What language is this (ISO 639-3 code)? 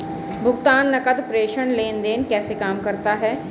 hin